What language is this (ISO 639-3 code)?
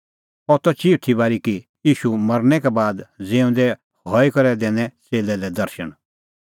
kfx